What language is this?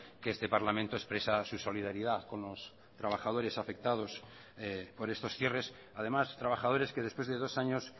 Spanish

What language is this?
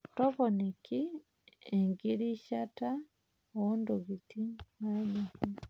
Masai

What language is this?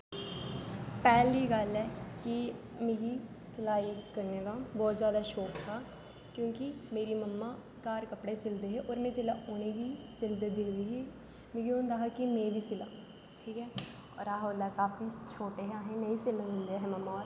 Dogri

